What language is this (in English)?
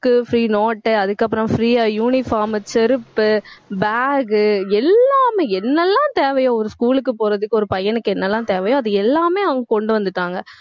Tamil